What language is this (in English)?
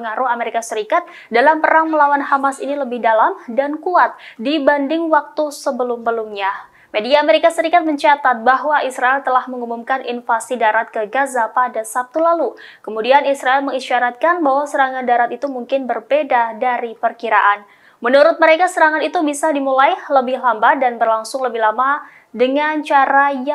Indonesian